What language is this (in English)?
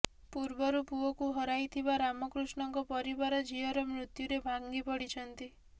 Odia